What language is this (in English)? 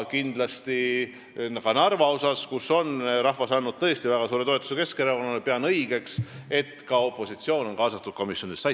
Estonian